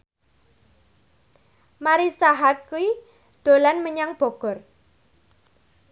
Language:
Javanese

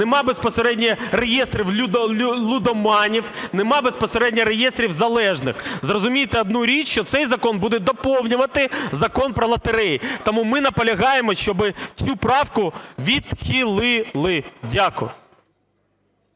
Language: Ukrainian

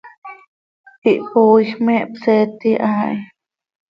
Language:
Seri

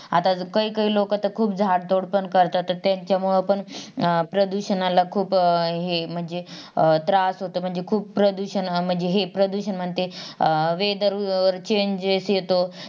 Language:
Marathi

